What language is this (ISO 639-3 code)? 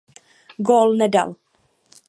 ces